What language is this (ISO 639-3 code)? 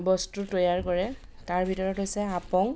asm